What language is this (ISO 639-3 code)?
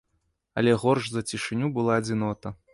bel